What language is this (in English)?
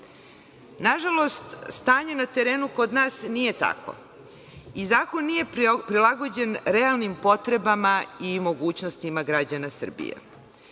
Serbian